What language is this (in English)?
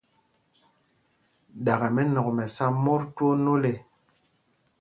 Mpumpong